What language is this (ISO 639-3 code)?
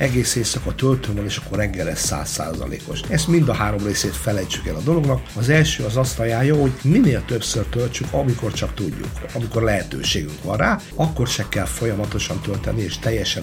hun